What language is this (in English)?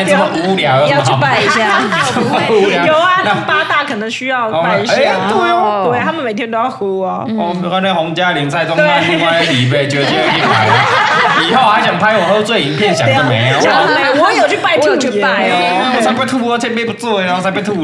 Chinese